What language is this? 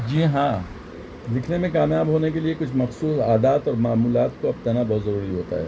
Urdu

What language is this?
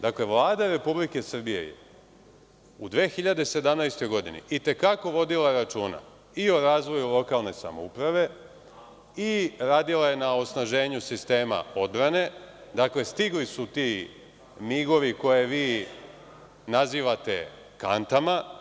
Serbian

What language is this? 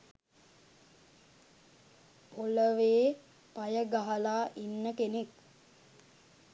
Sinhala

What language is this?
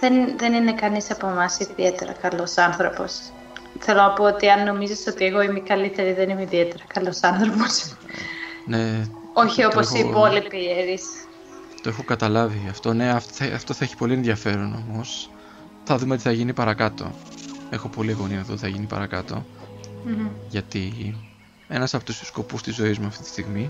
Greek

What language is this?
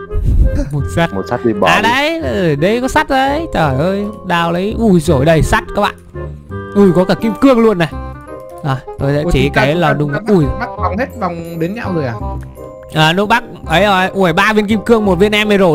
Vietnamese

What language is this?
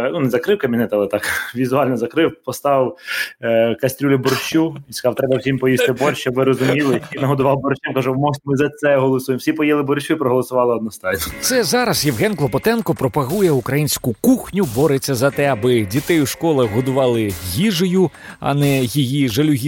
Ukrainian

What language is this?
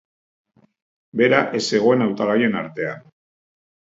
Basque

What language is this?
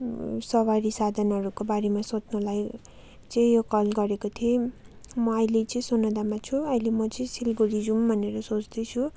Nepali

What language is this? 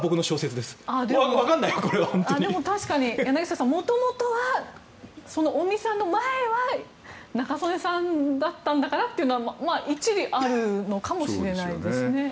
Japanese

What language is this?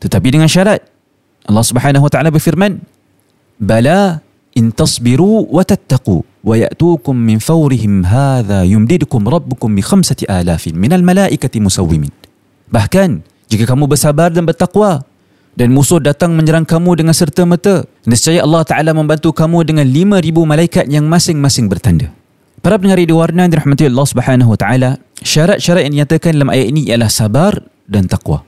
Malay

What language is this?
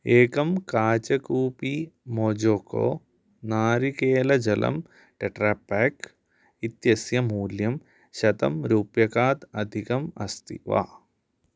Sanskrit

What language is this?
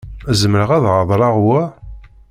Kabyle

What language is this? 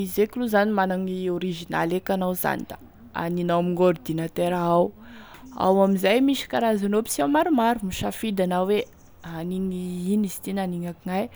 Tesaka Malagasy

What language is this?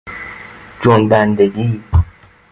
Persian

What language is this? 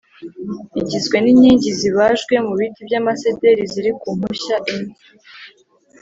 Kinyarwanda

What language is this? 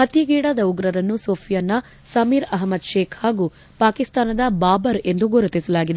Kannada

